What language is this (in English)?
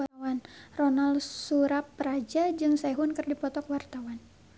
Sundanese